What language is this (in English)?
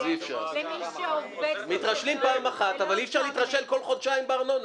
Hebrew